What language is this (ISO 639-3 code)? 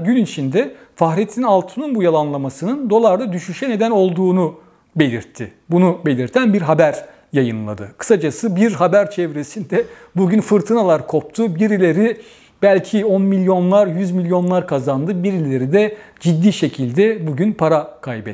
tur